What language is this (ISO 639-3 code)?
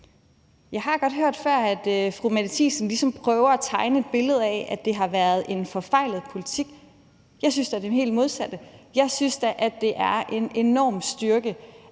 dan